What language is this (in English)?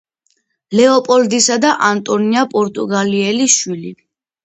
Georgian